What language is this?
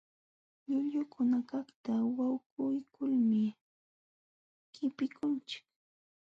Jauja Wanca Quechua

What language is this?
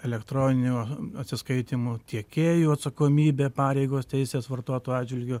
Lithuanian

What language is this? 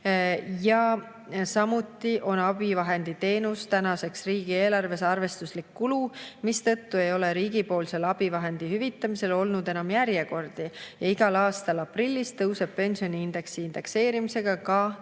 Estonian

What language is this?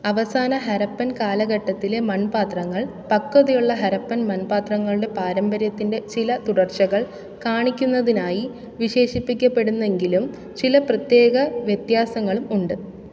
Malayalam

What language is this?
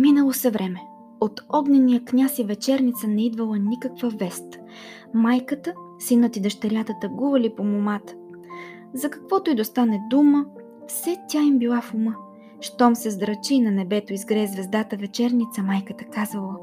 Bulgarian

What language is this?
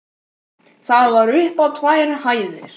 Icelandic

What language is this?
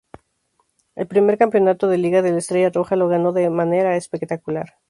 Spanish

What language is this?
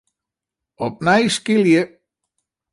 Western Frisian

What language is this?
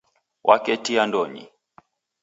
Taita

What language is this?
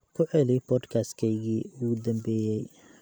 Somali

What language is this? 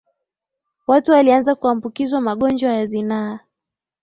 Swahili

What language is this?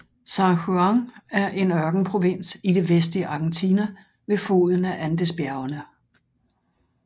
Danish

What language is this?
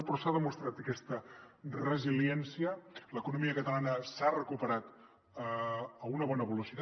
Catalan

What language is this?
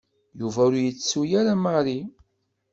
Kabyle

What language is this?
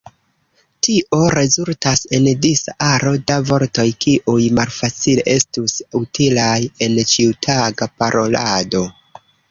Esperanto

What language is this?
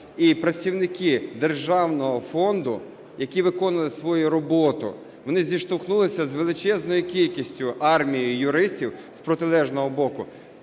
Ukrainian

